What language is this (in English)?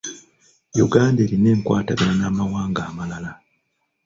Ganda